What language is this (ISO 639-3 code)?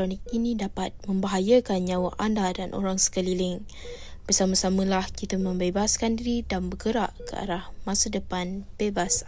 msa